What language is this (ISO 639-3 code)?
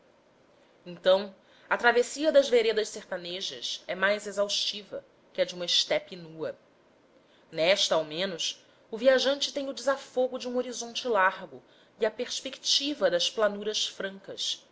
por